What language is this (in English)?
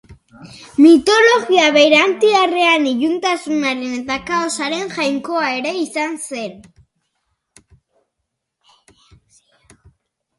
Basque